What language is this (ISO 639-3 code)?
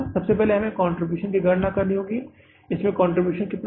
hin